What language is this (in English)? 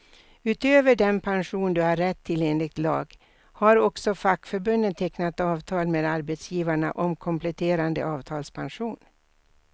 Swedish